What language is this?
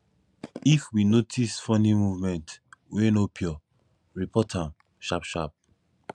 Nigerian Pidgin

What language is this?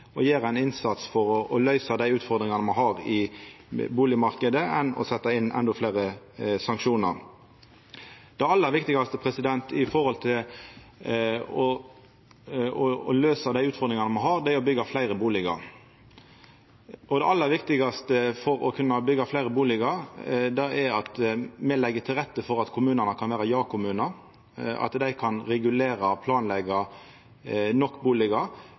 Norwegian Nynorsk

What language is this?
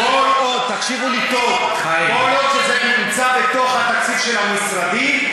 Hebrew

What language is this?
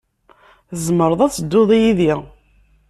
Kabyle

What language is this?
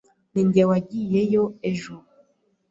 Kinyarwanda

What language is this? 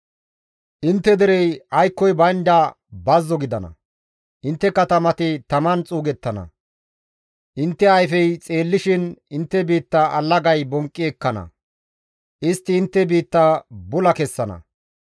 Gamo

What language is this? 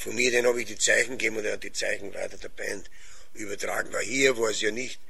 German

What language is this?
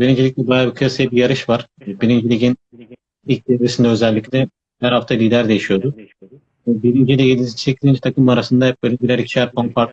Turkish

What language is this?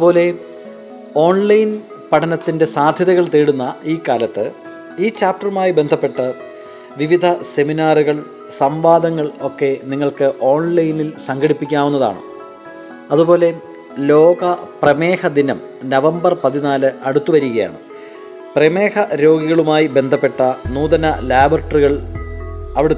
Malayalam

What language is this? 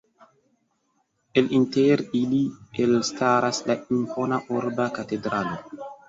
Esperanto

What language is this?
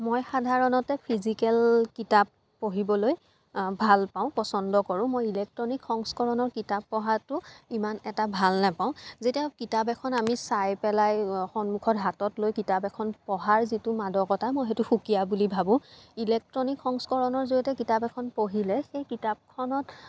Assamese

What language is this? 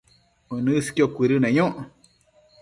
Matsés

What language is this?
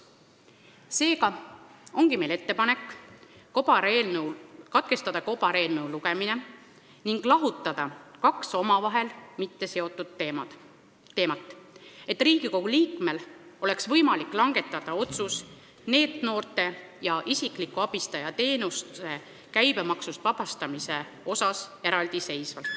Estonian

